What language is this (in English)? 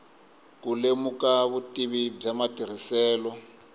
Tsonga